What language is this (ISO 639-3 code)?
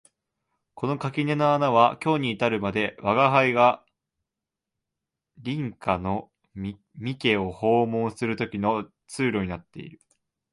jpn